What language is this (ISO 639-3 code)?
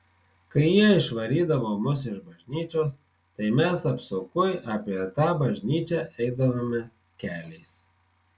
lit